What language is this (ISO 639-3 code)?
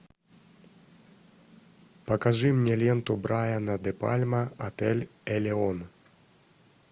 rus